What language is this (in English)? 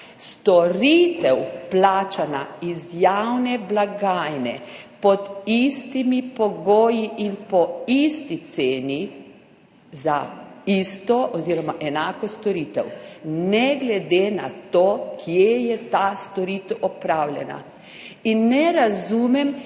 Slovenian